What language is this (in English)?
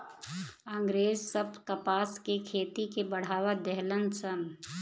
Bhojpuri